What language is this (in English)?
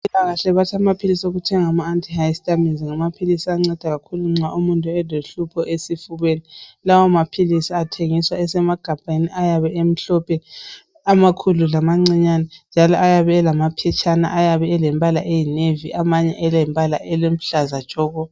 North Ndebele